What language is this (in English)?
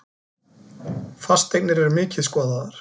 Icelandic